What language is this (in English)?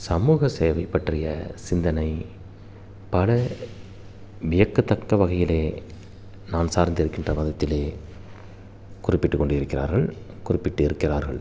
Tamil